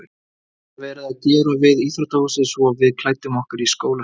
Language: Icelandic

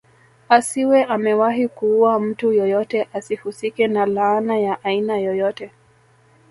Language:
Swahili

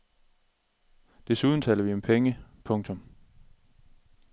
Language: Danish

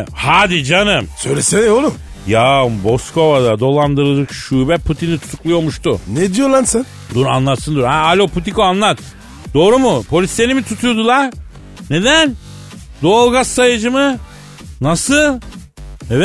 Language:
Turkish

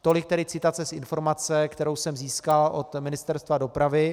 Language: Czech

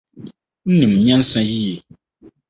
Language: Akan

